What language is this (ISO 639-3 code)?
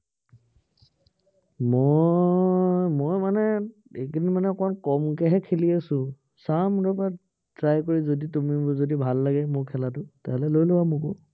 asm